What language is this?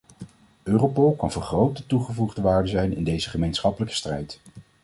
Dutch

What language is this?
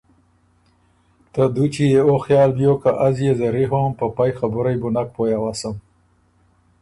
Ormuri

